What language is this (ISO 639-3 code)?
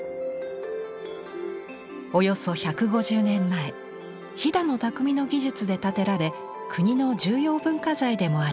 jpn